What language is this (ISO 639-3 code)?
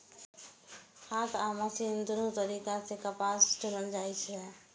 mai